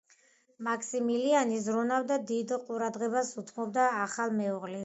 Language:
Georgian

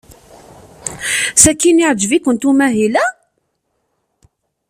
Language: Kabyle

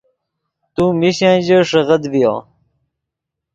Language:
Yidgha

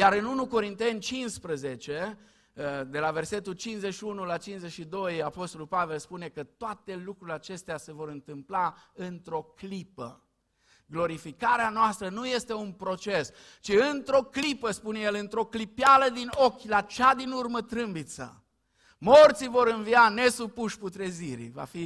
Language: Romanian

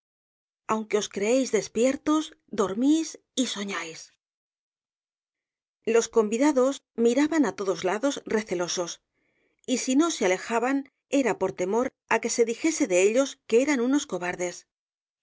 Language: Spanish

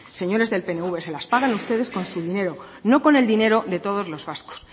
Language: Spanish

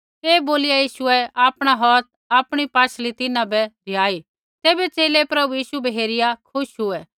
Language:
Kullu Pahari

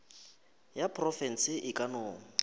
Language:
Northern Sotho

